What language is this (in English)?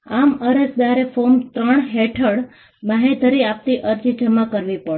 Gujarati